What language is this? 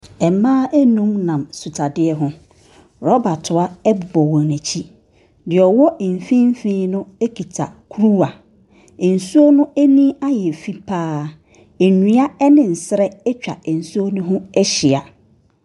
Akan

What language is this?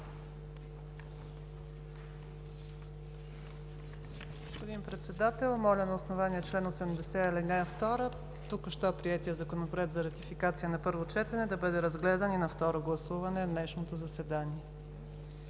Bulgarian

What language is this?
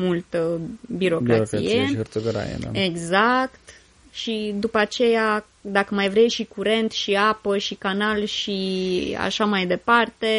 Romanian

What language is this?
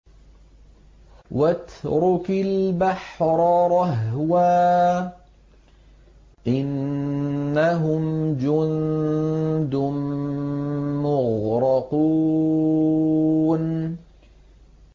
Arabic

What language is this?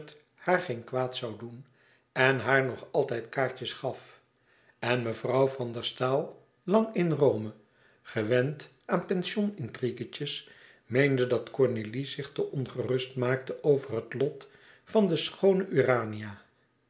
Dutch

